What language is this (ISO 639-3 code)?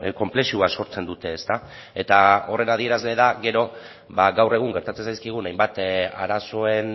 eus